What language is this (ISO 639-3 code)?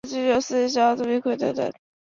zho